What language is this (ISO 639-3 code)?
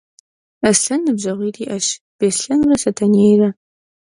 kbd